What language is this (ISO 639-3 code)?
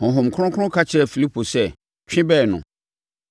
aka